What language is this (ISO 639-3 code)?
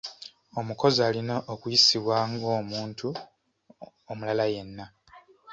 lug